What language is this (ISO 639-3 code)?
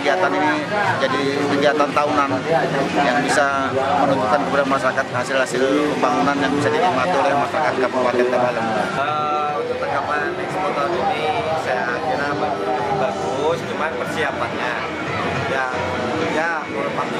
ind